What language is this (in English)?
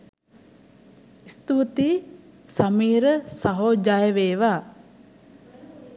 Sinhala